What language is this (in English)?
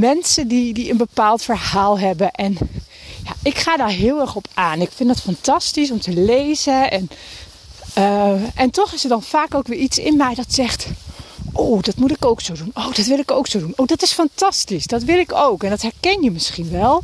Dutch